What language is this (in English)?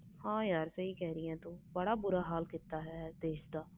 Punjabi